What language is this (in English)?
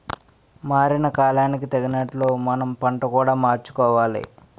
Telugu